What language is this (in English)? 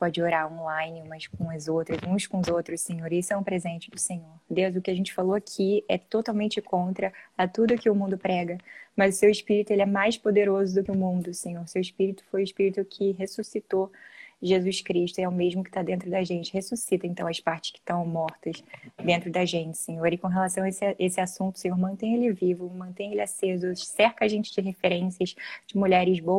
Portuguese